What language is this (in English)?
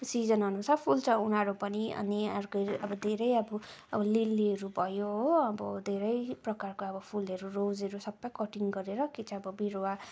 Nepali